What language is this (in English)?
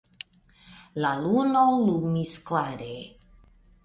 Esperanto